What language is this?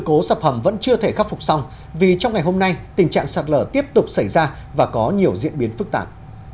Vietnamese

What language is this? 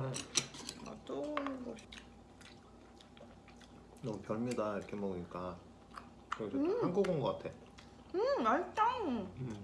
Korean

